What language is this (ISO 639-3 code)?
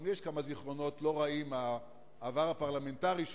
heb